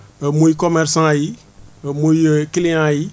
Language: Wolof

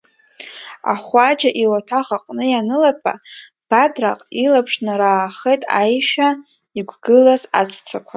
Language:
Abkhazian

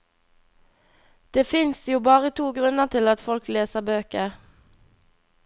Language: Norwegian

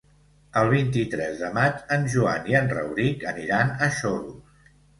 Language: Catalan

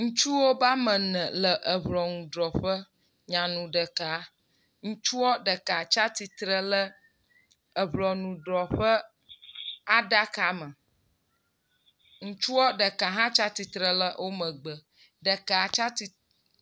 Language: Ewe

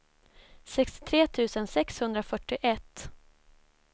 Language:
Swedish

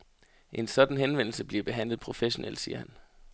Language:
Danish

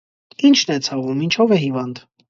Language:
Armenian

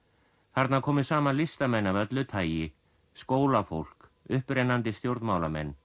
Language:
Icelandic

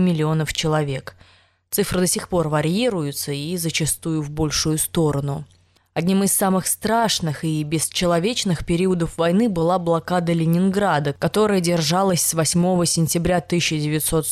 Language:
Russian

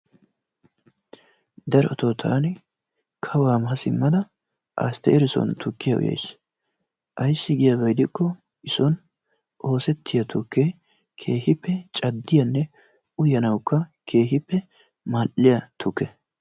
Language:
Wolaytta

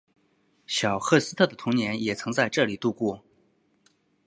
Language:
Chinese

